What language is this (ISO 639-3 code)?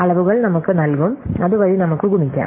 mal